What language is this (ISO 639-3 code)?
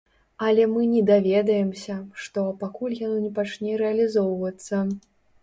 bel